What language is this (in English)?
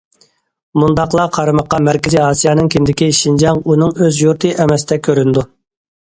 Uyghur